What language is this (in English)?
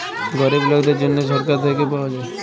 Bangla